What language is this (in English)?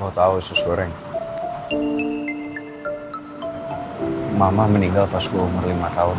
Indonesian